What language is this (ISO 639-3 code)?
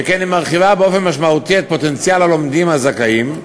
heb